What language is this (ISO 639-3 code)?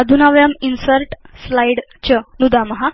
san